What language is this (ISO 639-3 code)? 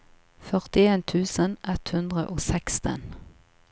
nor